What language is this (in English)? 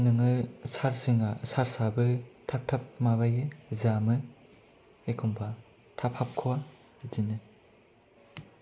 Bodo